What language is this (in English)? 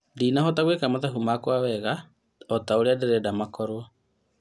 Kikuyu